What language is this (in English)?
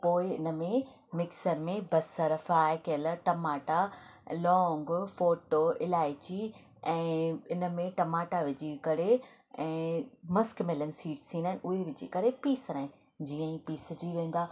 Sindhi